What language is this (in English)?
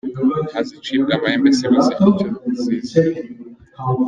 Kinyarwanda